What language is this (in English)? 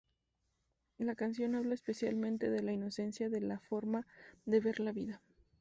Spanish